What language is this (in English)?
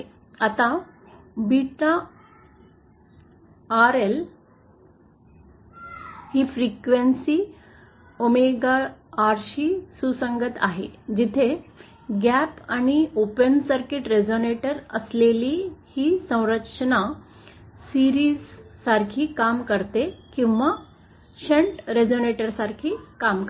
Marathi